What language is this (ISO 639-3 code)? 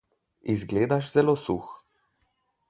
slv